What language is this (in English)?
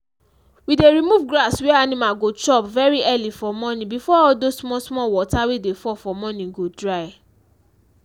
Nigerian Pidgin